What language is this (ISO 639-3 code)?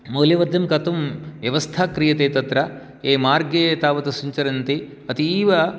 san